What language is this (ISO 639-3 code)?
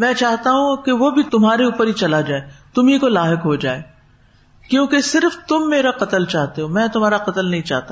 urd